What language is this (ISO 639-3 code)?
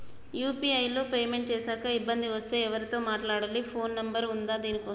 tel